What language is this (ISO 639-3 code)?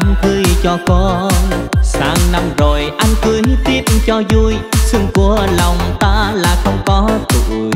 vie